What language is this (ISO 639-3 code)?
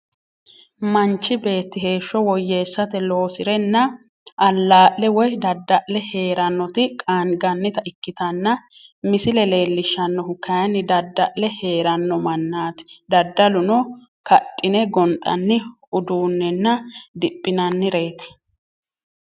sid